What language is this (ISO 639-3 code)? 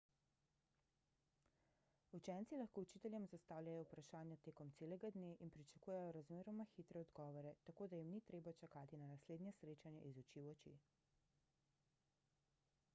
slv